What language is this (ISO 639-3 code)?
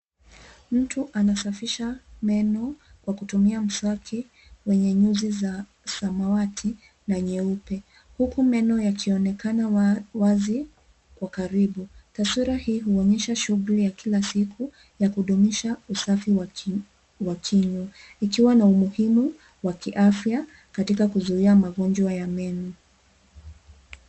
swa